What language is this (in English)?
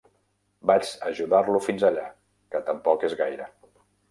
Catalan